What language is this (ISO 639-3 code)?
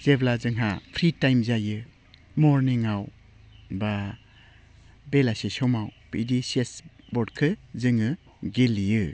brx